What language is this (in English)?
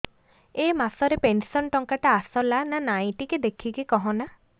Odia